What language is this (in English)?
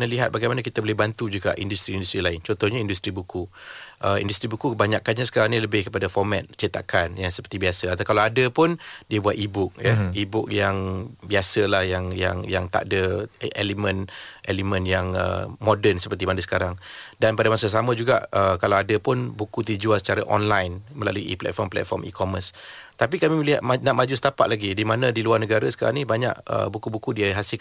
Malay